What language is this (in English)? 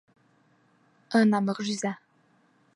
Bashkir